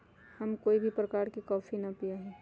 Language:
Magahi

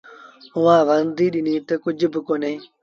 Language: Sindhi Bhil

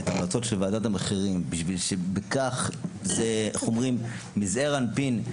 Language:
Hebrew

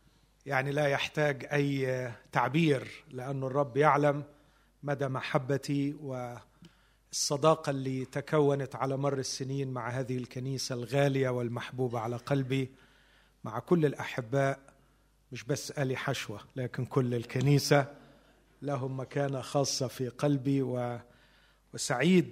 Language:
Arabic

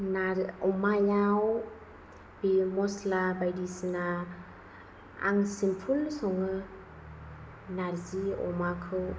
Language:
Bodo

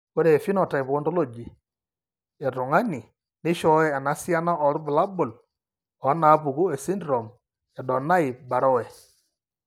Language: Masai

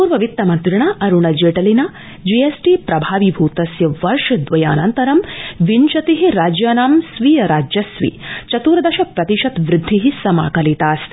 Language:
Sanskrit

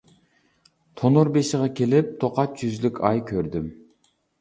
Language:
Uyghur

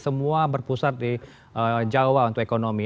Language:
Indonesian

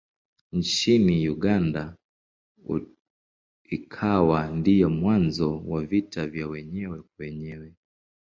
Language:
Swahili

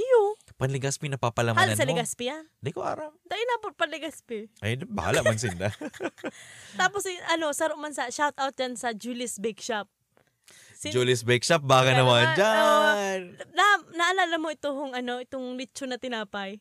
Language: Filipino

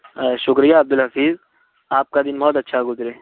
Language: Urdu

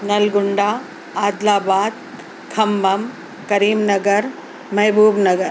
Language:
Urdu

